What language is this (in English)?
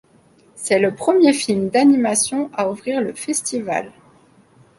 French